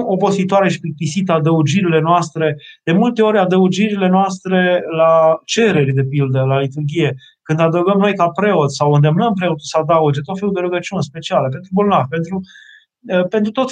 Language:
Romanian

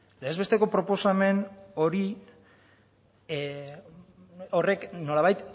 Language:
Basque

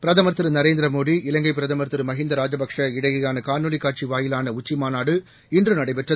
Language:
Tamil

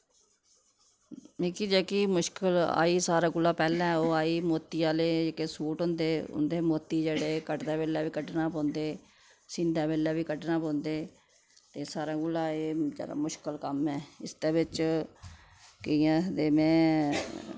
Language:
Dogri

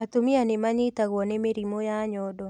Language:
Kikuyu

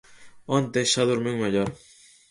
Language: Galician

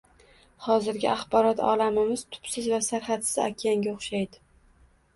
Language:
Uzbek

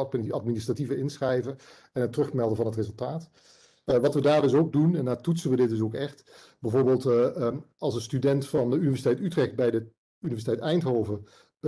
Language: Dutch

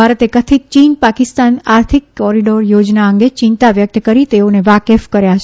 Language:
Gujarati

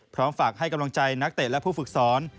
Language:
Thai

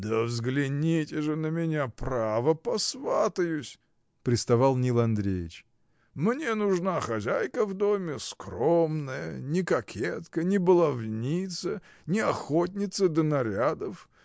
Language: Russian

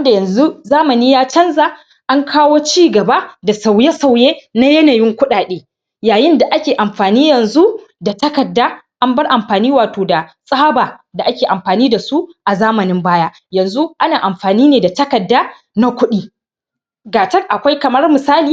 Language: Hausa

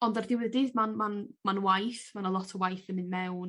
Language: Welsh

